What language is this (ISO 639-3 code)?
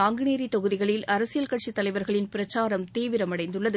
tam